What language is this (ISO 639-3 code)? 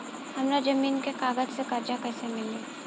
bho